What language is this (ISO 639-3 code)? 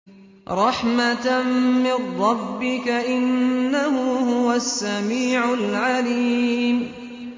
ara